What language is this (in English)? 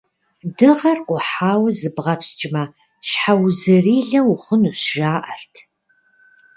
Kabardian